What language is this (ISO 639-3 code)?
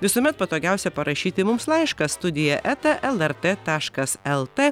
lit